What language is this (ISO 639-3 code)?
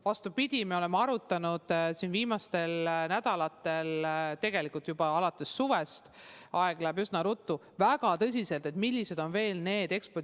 est